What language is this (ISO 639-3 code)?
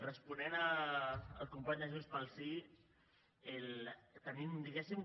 cat